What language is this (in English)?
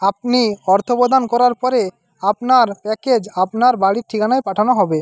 Bangla